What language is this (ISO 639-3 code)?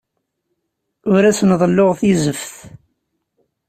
kab